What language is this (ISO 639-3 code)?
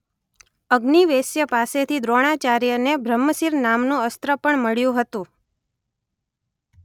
guj